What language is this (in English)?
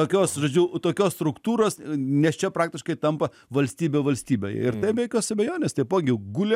Lithuanian